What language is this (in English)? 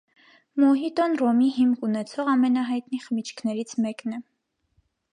Armenian